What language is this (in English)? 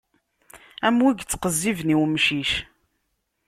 Kabyle